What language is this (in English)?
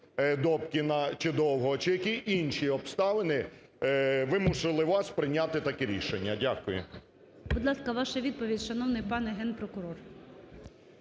Ukrainian